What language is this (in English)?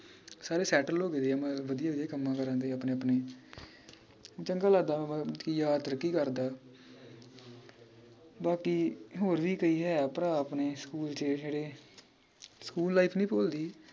Punjabi